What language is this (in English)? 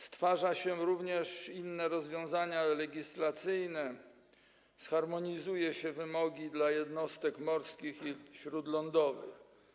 Polish